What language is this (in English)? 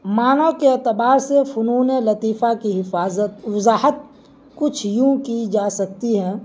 Urdu